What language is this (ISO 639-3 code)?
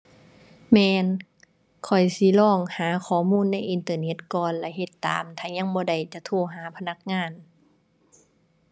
tha